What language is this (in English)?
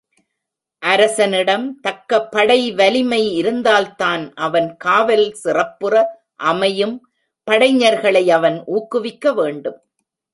Tamil